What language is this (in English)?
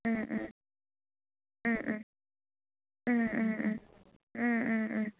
Manipuri